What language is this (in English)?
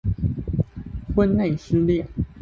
Chinese